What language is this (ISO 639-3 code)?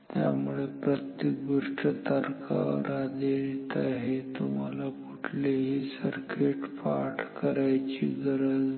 mar